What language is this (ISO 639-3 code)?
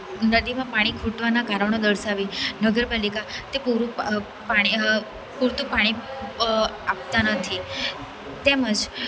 guj